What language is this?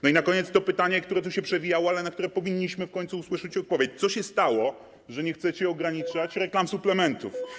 Polish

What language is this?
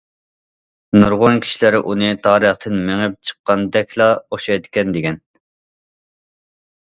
Uyghur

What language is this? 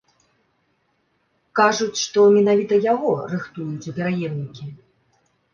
Belarusian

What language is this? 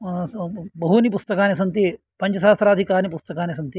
Sanskrit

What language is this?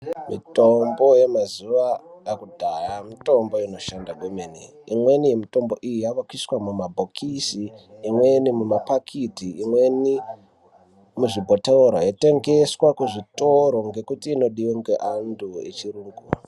Ndau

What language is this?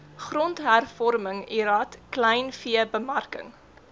Afrikaans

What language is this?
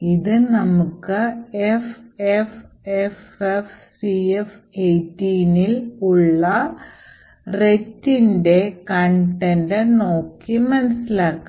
Malayalam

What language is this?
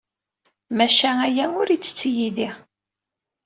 Kabyle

